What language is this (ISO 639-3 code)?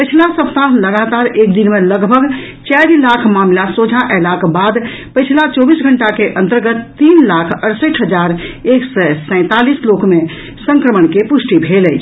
mai